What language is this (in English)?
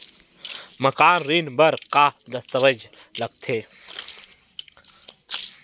Chhattisgarhi